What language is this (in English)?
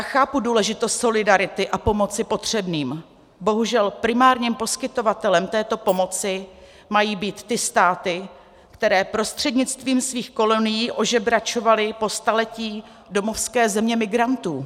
Czech